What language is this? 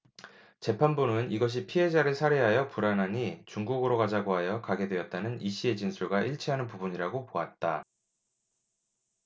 Korean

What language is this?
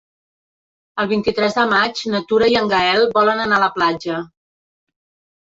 Catalan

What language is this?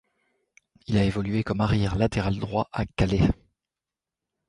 French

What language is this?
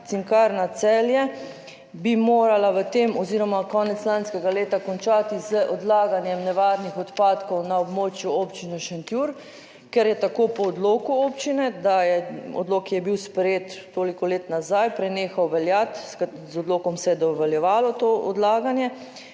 Slovenian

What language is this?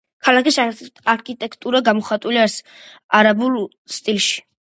Georgian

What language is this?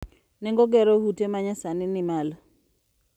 Luo (Kenya and Tanzania)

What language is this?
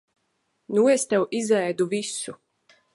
Latvian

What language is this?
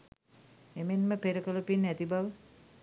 Sinhala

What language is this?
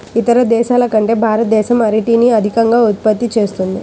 Telugu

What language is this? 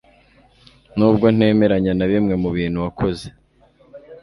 Kinyarwanda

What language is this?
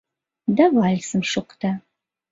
Mari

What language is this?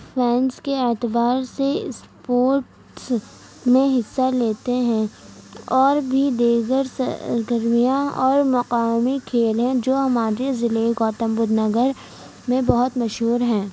Urdu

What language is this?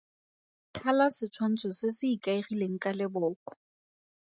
Tswana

